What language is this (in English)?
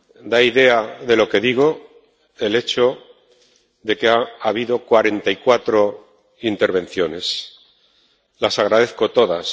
Spanish